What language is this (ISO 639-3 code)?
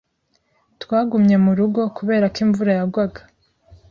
kin